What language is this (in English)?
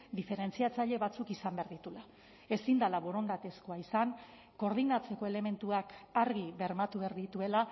Basque